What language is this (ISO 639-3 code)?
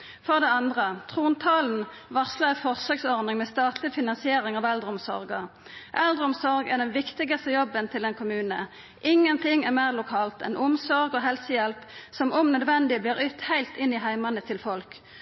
nno